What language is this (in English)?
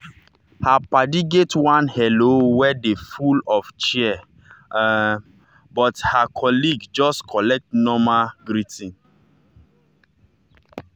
Nigerian Pidgin